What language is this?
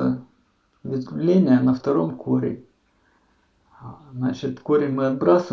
Russian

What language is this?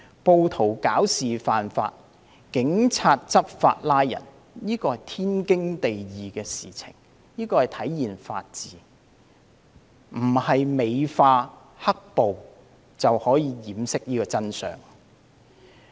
Cantonese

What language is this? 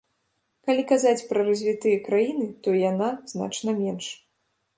Belarusian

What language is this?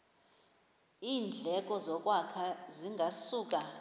Xhosa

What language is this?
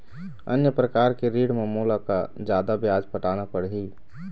Chhattisgarhi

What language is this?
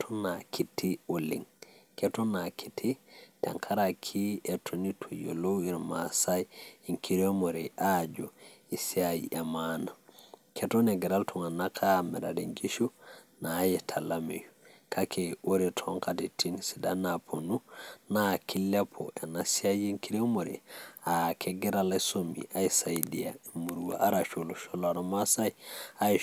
Masai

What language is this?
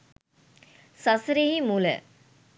Sinhala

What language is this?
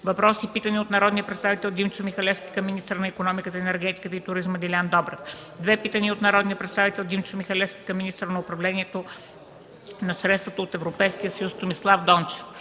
Bulgarian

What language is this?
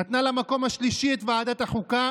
Hebrew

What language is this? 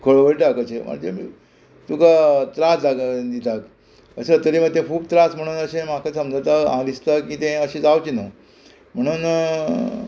Konkani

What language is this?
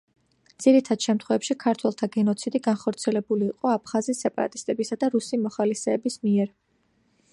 Georgian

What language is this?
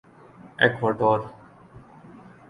Urdu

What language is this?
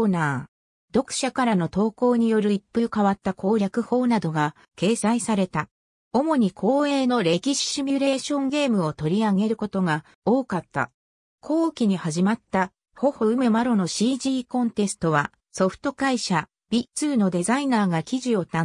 Japanese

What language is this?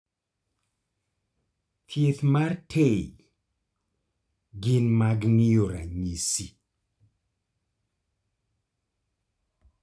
Luo (Kenya and Tanzania)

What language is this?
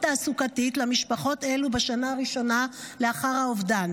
Hebrew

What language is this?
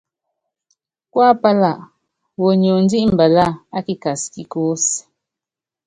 Yangben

